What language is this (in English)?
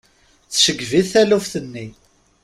Kabyle